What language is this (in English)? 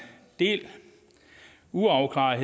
Danish